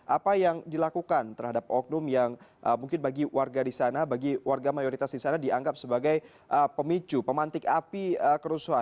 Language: Indonesian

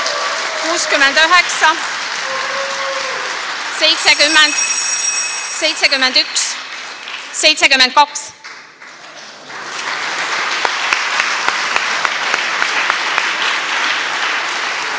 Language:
Estonian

